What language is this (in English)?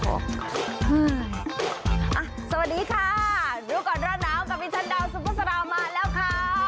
Thai